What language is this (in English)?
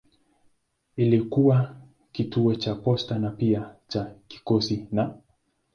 Swahili